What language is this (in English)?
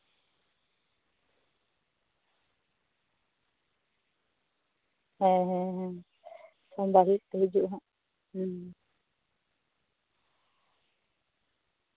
Santali